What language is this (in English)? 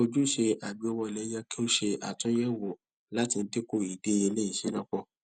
Yoruba